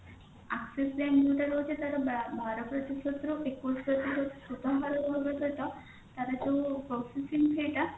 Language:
Odia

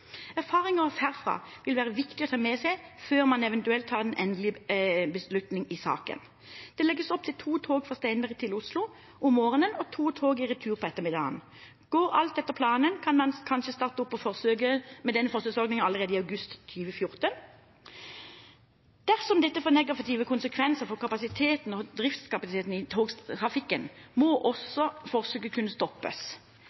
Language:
Norwegian Bokmål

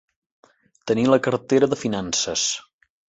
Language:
Catalan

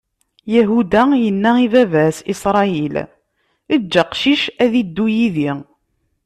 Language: Kabyle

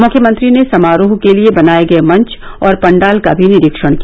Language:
Hindi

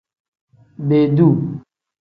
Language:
Tem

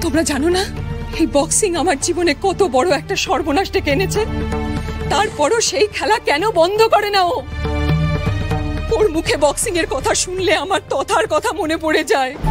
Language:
Bangla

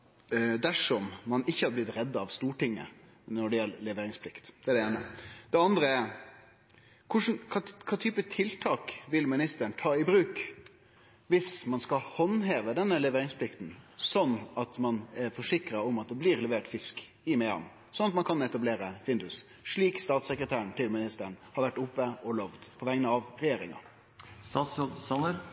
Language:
Norwegian Nynorsk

